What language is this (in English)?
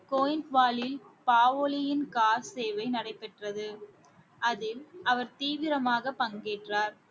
Tamil